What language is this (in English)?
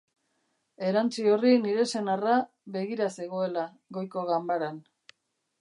Basque